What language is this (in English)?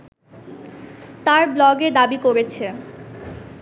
Bangla